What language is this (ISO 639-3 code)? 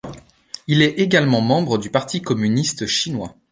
fra